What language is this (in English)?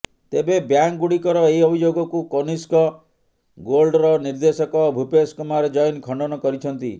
Odia